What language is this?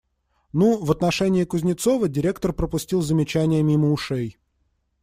Russian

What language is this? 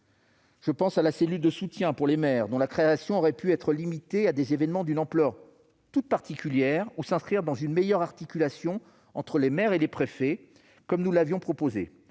French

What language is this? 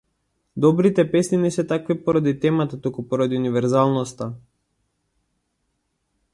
Macedonian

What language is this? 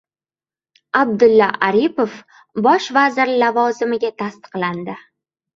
Uzbek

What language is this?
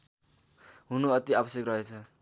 Nepali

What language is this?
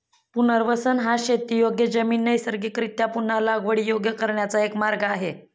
Marathi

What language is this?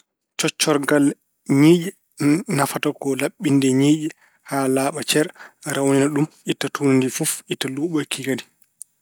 Fula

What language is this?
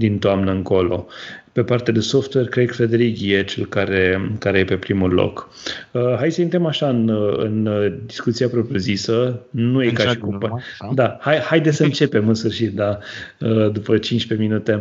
Romanian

